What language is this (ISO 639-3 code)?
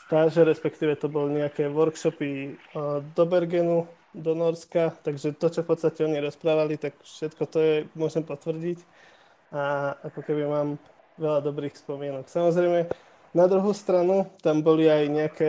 slk